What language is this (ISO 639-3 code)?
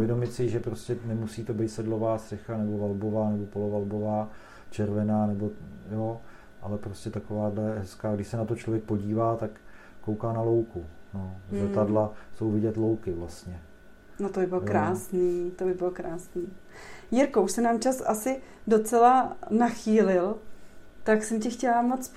ces